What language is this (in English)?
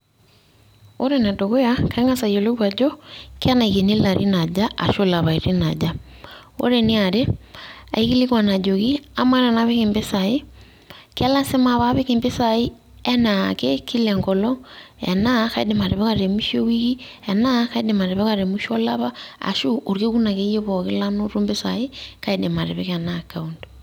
Masai